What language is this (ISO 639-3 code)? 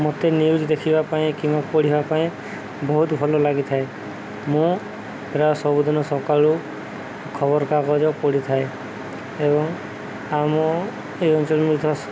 ori